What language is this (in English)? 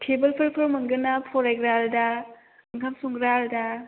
Bodo